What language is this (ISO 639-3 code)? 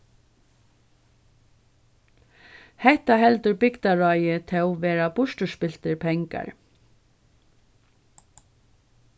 fao